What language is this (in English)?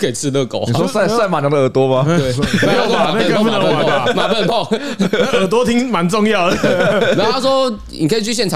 Chinese